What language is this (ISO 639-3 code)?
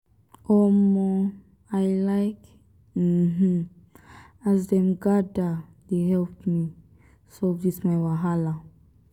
pcm